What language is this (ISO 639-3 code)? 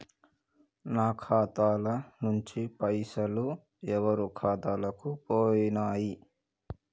tel